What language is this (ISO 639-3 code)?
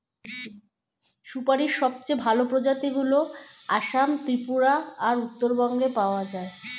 ben